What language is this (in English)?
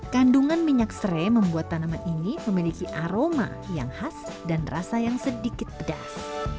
Indonesian